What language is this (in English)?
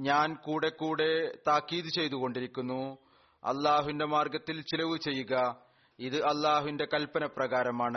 Malayalam